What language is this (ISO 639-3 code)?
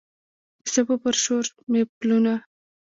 pus